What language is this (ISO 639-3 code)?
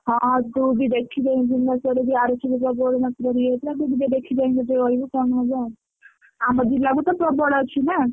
ori